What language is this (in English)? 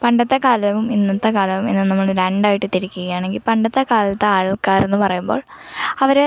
Malayalam